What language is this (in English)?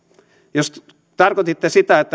Finnish